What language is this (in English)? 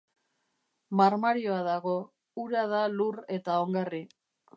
Basque